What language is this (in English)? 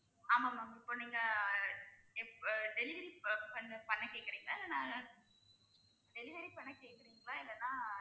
Tamil